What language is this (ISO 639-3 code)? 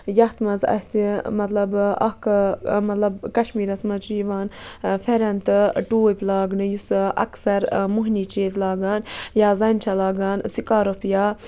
kas